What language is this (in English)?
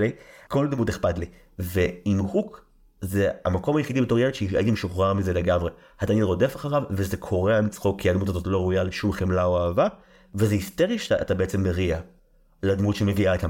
Hebrew